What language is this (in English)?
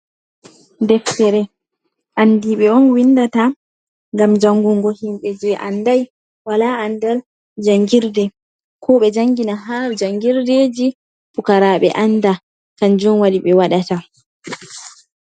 Fula